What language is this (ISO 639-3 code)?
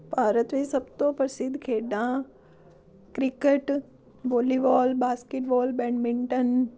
pan